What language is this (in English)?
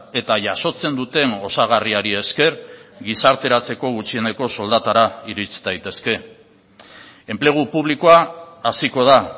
Basque